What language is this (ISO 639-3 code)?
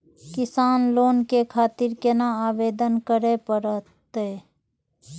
mai